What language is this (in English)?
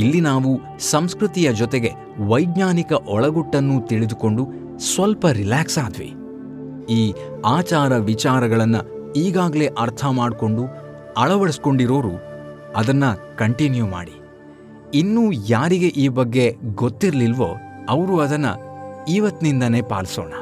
Kannada